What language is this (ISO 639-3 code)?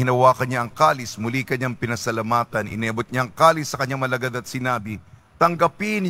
fil